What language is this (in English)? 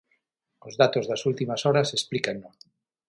Galician